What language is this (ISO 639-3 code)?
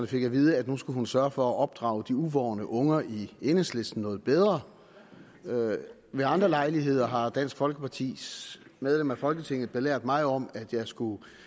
dan